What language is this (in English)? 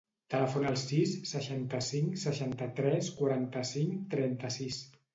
Catalan